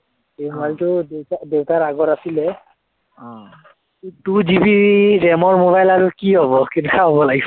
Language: Assamese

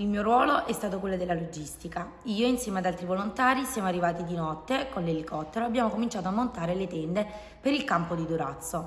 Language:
Italian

